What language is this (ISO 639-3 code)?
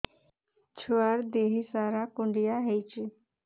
ori